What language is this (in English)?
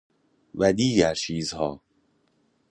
Persian